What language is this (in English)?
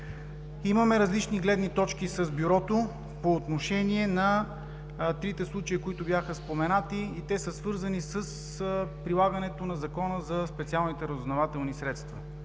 Bulgarian